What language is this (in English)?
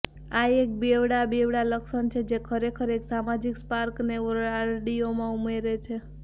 Gujarati